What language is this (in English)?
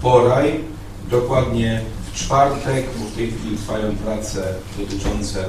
Polish